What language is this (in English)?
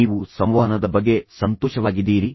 Kannada